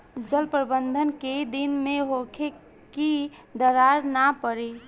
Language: Bhojpuri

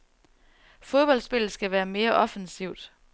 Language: Danish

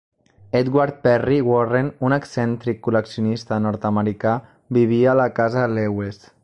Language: Catalan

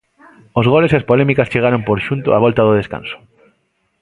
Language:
Galician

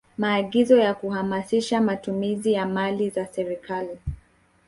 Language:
Swahili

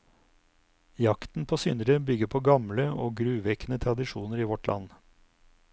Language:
Norwegian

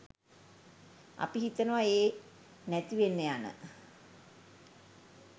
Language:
Sinhala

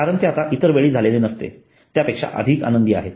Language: Marathi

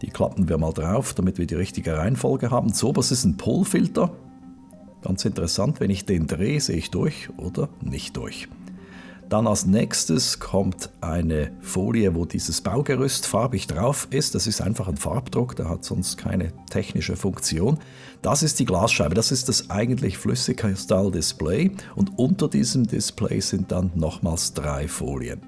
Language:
German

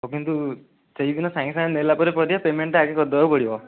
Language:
Odia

